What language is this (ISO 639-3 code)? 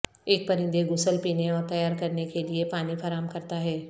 urd